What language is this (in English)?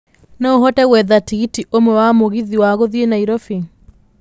Kikuyu